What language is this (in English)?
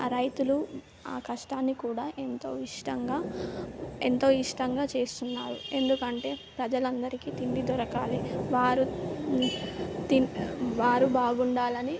Telugu